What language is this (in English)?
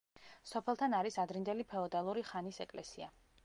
Georgian